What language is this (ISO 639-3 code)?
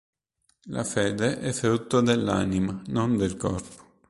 ita